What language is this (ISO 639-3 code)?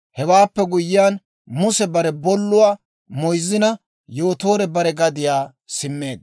dwr